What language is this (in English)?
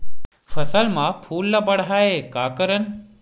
Chhattisgarhi